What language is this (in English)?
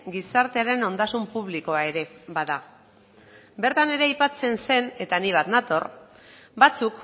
Basque